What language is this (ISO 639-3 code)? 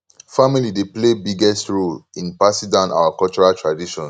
pcm